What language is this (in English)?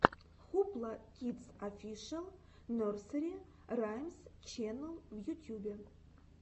Russian